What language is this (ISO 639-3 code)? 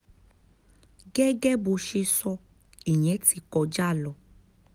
yor